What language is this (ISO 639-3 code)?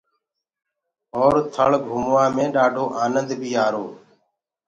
ggg